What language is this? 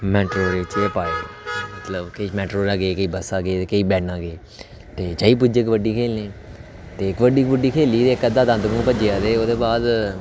Dogri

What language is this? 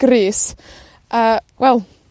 Welsh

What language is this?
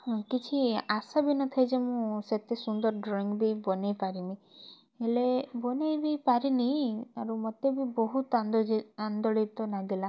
Odia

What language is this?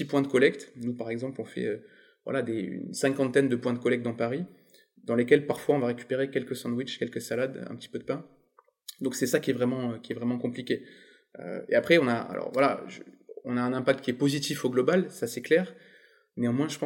French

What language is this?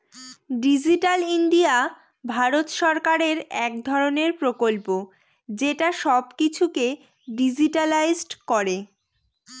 Bangla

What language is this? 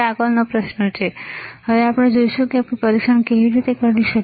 Gujarati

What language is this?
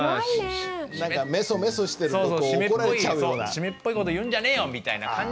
Japanese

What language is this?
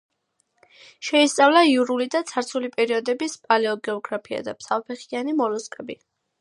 Georgian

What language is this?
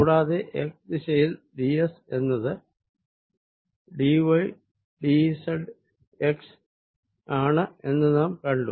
Malayalam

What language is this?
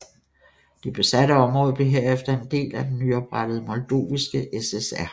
Danish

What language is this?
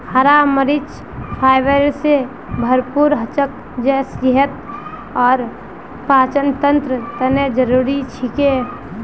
Magahi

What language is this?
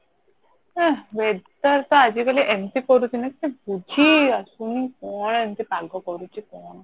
Odia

